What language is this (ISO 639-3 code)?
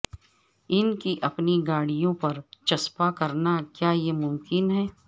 urd